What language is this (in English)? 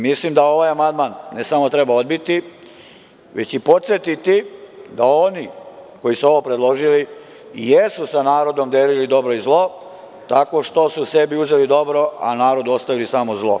Serbian